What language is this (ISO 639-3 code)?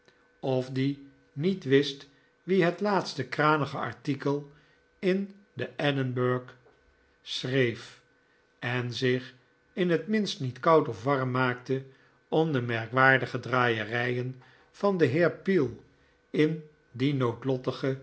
nld